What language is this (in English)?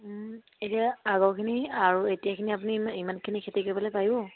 Assamese